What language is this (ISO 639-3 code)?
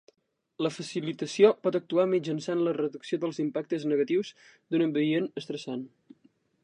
cat